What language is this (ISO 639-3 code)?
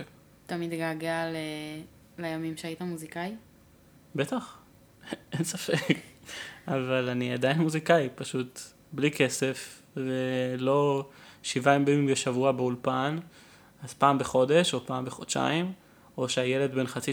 heb